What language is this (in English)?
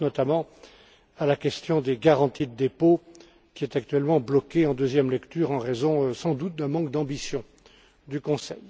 French